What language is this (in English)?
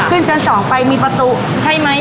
Thai